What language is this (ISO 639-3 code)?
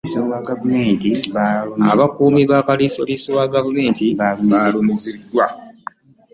lug